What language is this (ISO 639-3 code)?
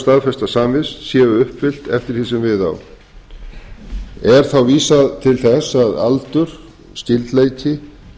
isl